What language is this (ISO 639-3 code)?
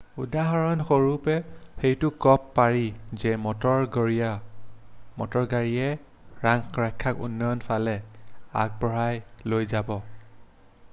asm